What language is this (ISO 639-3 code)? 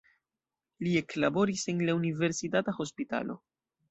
epo